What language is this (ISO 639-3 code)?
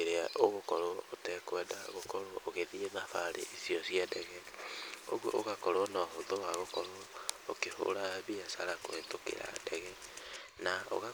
kik